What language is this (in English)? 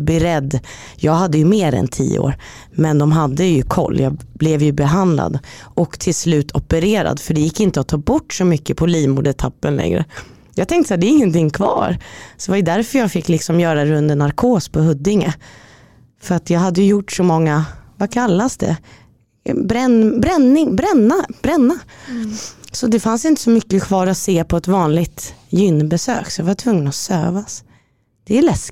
Swedish